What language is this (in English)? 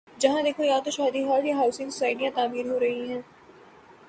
Urdu